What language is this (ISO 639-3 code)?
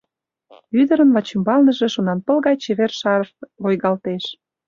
chm